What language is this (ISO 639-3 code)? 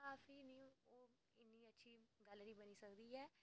doi